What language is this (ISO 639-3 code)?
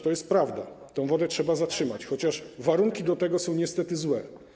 pol